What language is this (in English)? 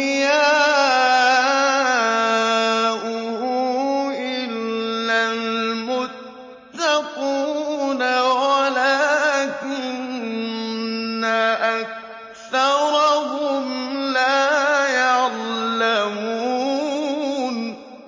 Arabic